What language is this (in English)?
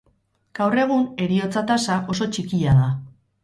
Basque